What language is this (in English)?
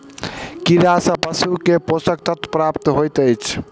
Maithili